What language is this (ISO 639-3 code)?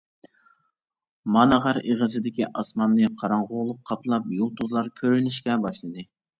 uig